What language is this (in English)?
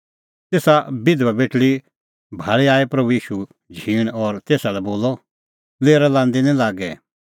Kullu Pahari